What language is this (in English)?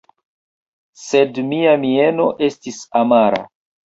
Esperanto